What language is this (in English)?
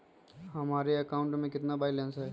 Magahi